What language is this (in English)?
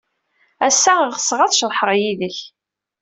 Kabyle